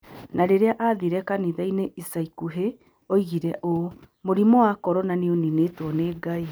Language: Kikuyu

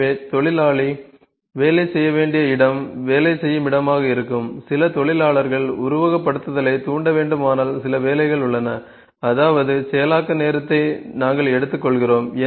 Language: Tamil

